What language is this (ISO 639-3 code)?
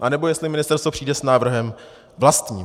ces